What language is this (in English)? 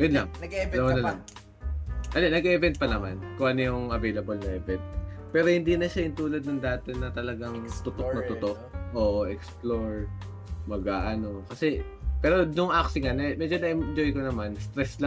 Filipino